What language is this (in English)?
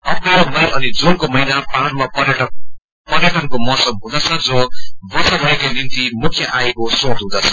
Nepali